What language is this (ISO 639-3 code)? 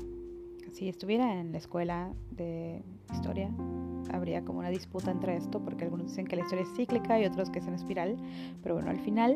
spa